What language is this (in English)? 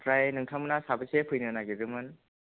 Bodo